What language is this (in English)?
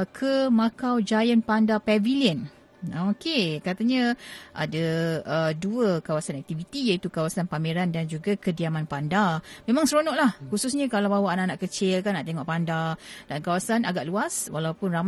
Malay